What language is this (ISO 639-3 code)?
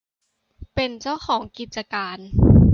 tha